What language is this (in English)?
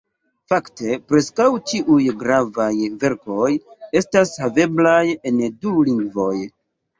Esperanto